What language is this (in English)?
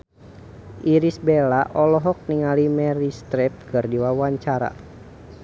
Sundanese